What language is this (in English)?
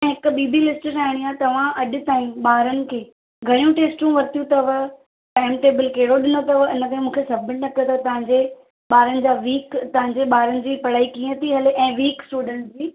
Sindhi